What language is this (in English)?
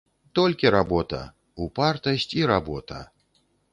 Belarusian